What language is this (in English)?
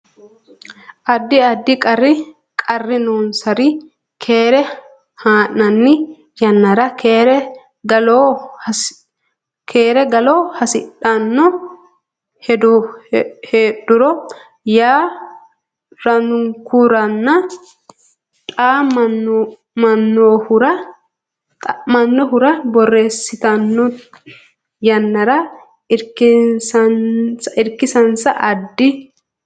Sidamo